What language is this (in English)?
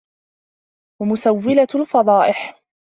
Arabic